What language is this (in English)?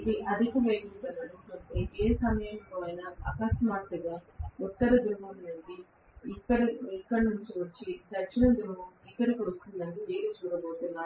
Telugu